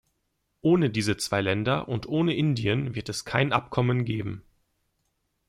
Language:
German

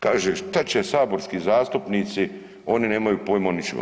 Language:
Croatian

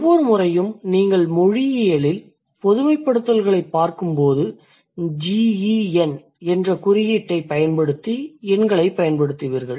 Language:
Tamil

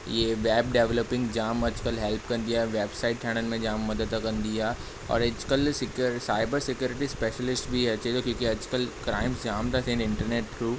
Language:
Sindhi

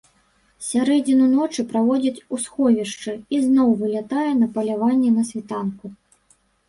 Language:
Belarusian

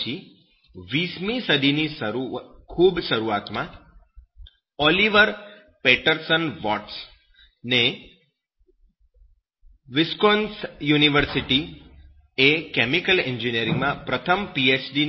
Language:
Gujarati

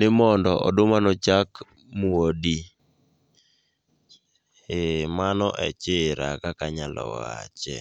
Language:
Luo (Kenya and Tanzania)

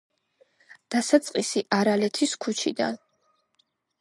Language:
Georgian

